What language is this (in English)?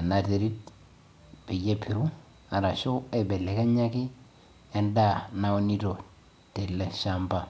Masai